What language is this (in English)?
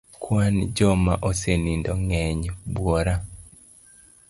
Luo (Kenya and Tanzania)